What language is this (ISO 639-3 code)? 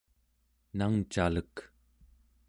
esu